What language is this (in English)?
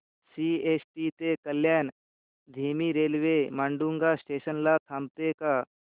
Marathi